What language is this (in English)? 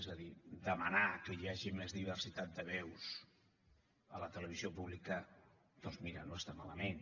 Catalan